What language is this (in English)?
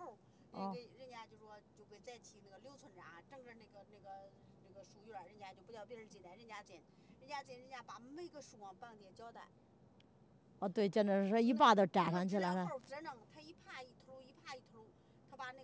Chinese